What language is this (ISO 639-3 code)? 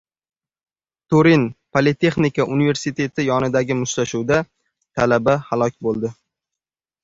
uzb